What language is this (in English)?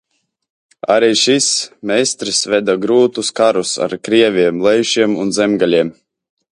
Latvian